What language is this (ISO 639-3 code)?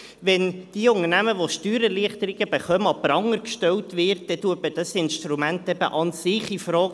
gsw